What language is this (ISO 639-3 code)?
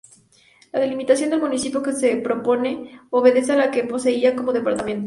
spa